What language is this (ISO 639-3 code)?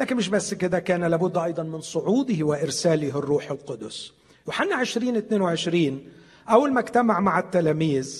ara